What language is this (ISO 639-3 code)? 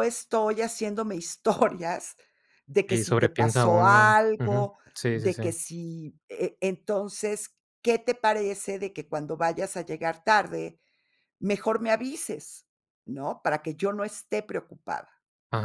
spa